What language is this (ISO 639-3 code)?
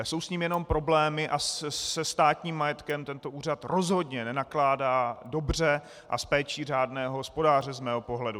ces